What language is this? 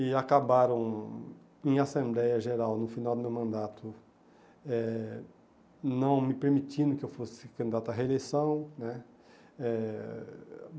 Portuguese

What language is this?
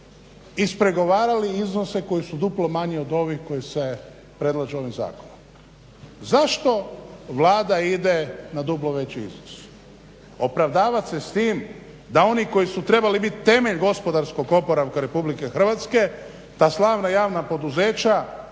Croatian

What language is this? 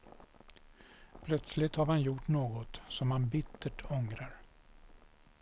Swedish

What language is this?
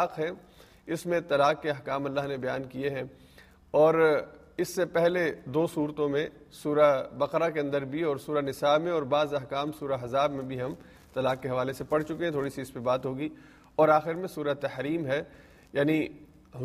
Urdu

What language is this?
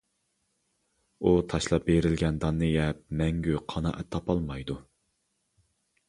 Uyghur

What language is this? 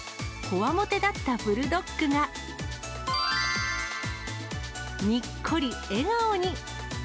Japanese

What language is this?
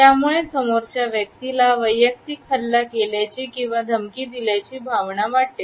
Marathi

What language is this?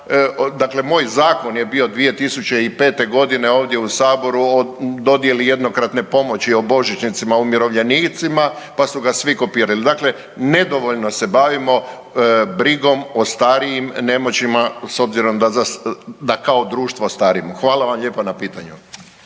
Croatian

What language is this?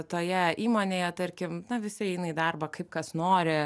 Lithuanian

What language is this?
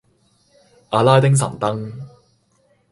Cantonese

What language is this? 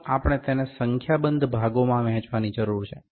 Gujarati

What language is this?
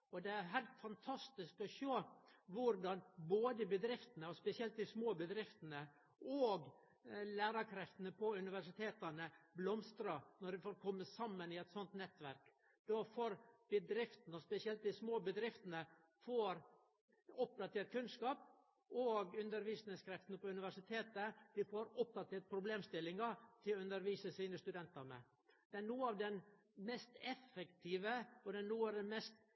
Norwegian Nynorsk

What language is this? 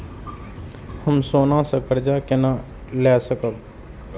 Maithili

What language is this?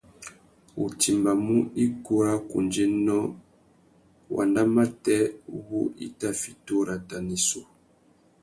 Tuki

